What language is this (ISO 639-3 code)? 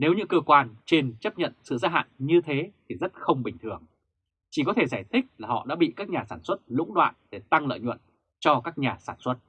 vie